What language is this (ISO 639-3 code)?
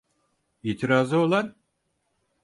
tur